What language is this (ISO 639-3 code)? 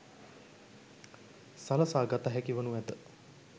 sin